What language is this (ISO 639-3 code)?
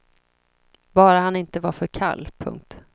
swe